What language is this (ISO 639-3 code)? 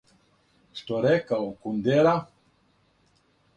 srp